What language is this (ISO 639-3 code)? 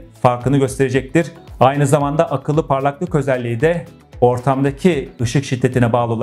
tur